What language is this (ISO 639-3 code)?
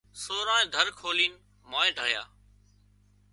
kxp